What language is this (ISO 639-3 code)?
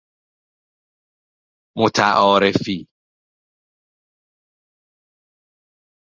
fas